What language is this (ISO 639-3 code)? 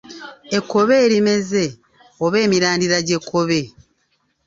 lug